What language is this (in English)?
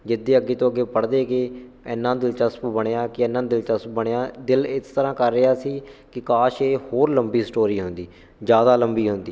Punjabi